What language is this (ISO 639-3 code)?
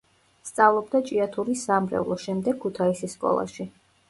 kat